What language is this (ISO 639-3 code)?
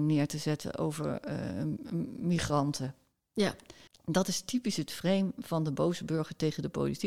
nld